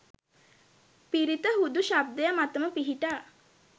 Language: Sinhala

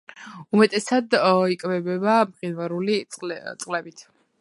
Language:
Georgian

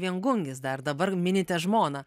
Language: Lithuanian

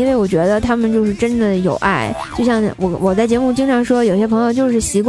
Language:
Chinese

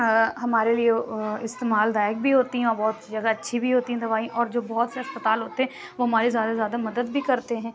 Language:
Urdu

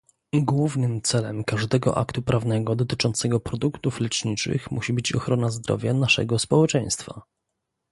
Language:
Polish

